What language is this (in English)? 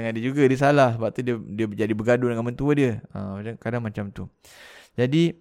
Malay